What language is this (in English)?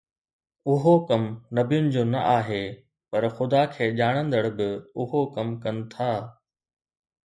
Sindhi